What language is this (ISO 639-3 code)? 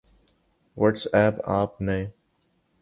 urd